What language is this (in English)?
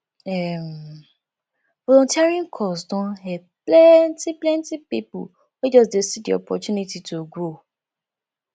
Nigerian Pidgin